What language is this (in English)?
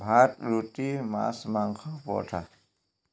Assamese